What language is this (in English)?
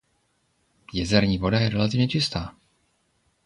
Czech